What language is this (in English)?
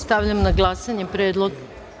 Serbian